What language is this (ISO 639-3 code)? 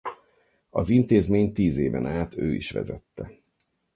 hun